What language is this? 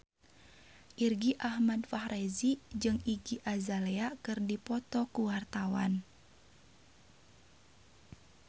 Sundanese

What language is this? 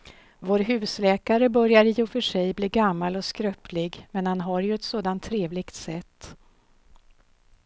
Swedish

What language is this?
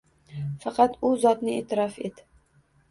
Uzbek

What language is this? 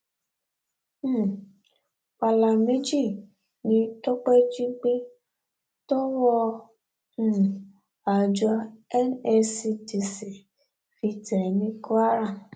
Yoruba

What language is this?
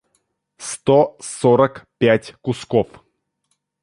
Russian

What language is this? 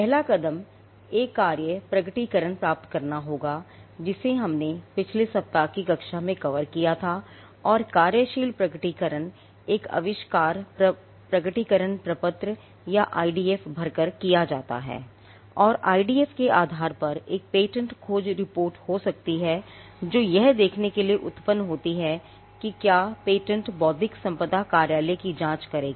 Hindi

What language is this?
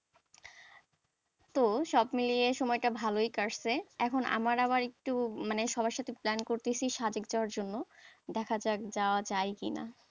Bangla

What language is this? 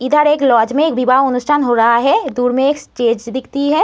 Hindi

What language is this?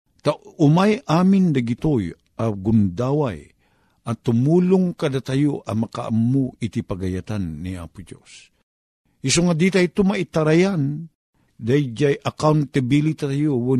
Filipino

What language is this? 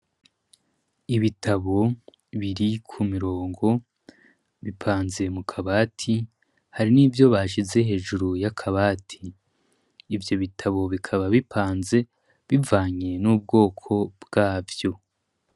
Rundi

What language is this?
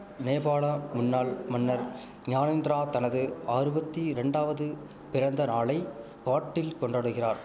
Tamil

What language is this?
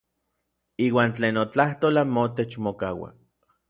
Orizaba Nahuatl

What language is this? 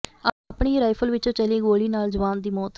Punjabi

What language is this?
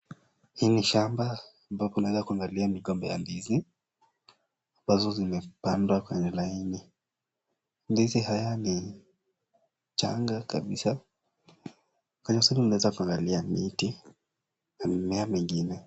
Swahili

